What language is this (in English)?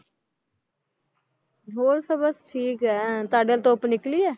Punjabi